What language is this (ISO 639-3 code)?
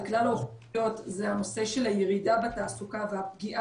heb